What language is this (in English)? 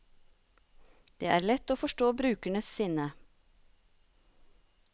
Norwegian